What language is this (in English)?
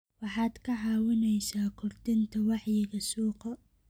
Somali